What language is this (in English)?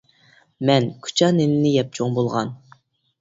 Uyghur